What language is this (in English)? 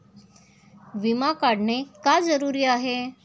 Marathi